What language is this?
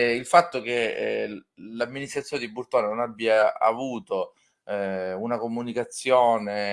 Italian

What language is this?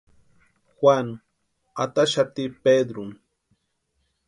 Western Highland Purepecha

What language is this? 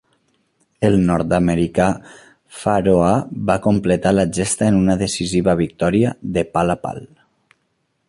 Catalan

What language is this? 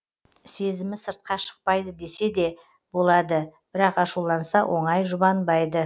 Kazakh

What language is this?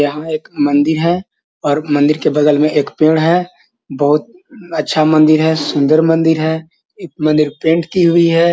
Magahi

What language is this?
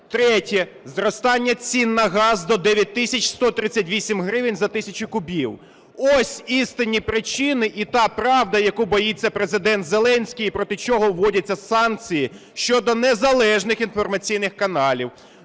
Ukrainian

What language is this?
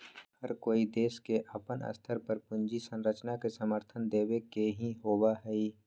Magahi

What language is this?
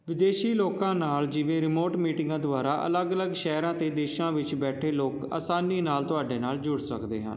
Punjabi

